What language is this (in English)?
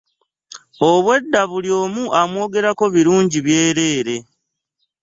Ganda